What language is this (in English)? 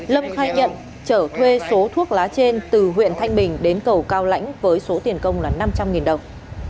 Vietnamese